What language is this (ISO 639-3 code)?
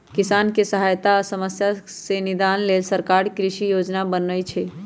mag